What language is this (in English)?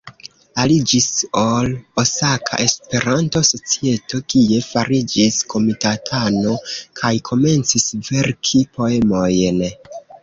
Esperanto